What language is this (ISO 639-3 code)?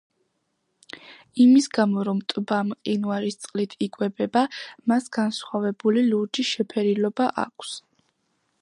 kat